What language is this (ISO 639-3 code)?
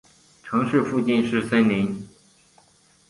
zho